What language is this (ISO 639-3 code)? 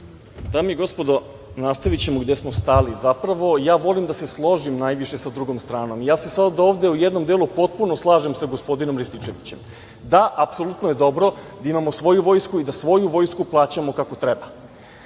srp